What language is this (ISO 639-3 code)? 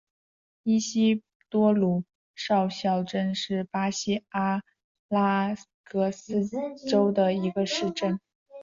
zho